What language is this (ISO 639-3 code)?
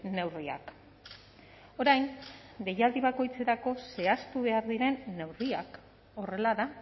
eus